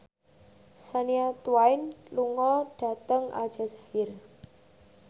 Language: Javanese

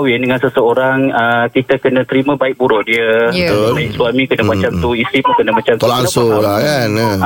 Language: Malay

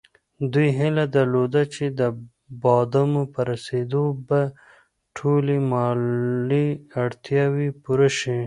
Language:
Pashto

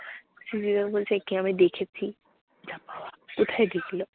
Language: Bangla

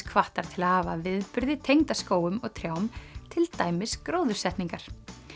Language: Icelandic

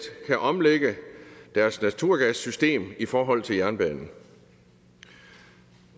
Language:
Danish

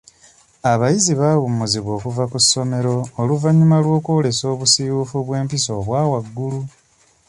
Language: Ganda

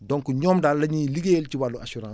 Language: Wolof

